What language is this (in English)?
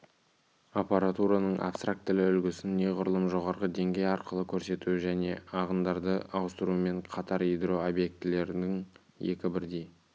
Kazakh